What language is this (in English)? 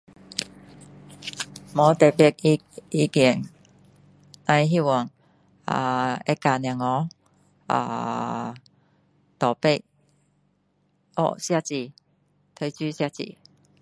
Min Dong Chinese